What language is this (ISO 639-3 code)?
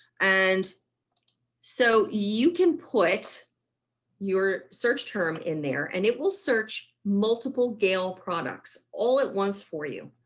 eng